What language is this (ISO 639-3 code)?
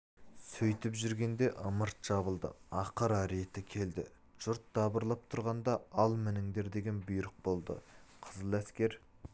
kaz